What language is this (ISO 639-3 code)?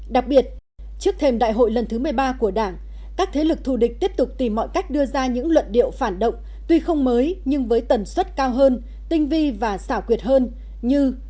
vie